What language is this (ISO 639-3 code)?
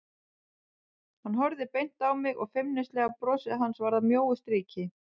isl